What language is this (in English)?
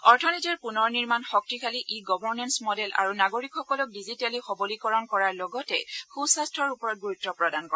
Assamese